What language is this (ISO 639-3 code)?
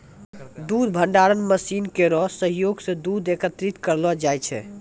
mai